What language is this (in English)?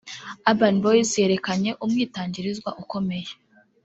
Kinyarwanda